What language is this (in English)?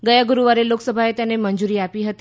Gujarati